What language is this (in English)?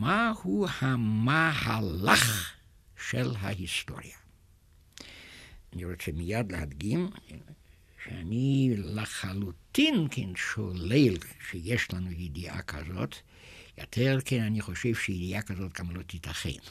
Hebrew